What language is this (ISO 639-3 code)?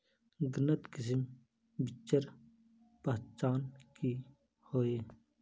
mag